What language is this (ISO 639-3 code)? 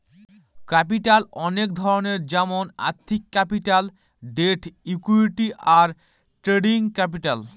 ben